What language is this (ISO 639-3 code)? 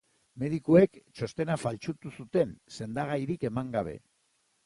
eus